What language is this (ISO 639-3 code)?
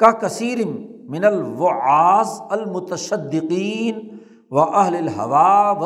urd